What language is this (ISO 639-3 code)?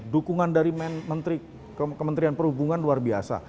ind